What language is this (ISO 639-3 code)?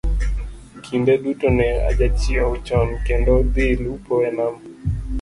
luo